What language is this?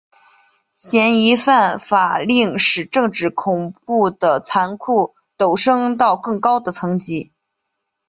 Chinese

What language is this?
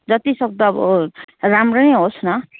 Nepali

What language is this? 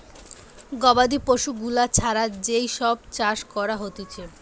Bangla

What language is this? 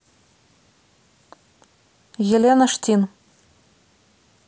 Russian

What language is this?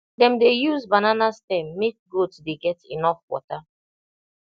Nigerian Pidgin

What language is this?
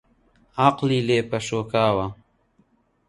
Central Kurdish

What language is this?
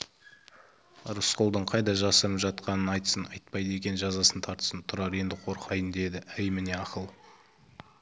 Kazakh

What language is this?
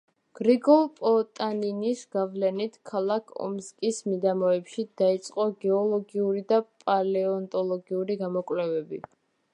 Georgian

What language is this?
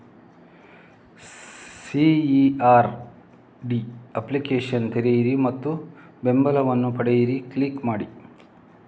Kannada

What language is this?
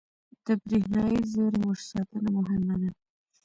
Pashto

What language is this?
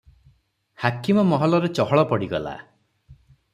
Odia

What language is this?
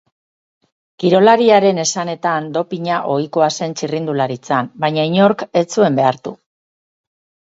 Basque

